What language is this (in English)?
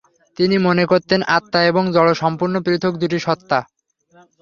Bangla